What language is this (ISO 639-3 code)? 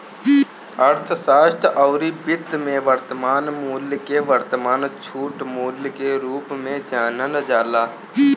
bho